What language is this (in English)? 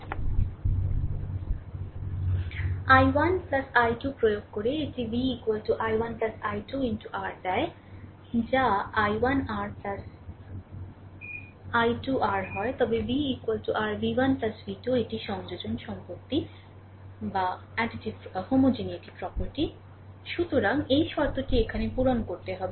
Bangla